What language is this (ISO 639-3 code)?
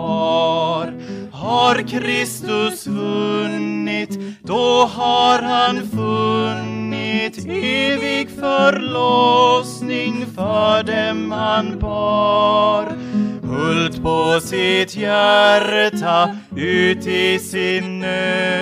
swe